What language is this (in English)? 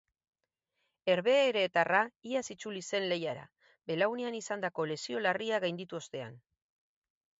Basque